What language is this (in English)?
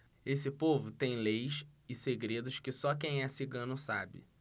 Portuguese